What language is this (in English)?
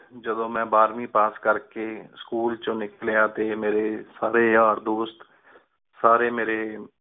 Punjabi